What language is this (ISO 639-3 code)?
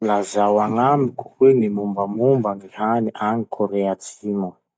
msh